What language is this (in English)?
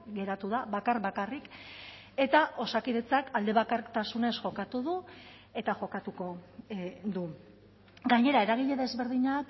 Basque